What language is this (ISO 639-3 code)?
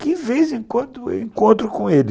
por